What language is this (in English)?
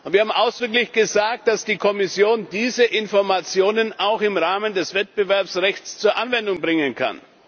German